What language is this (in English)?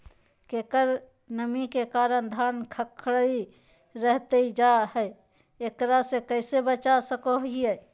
Magahi